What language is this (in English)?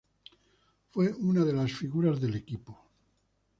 Spanish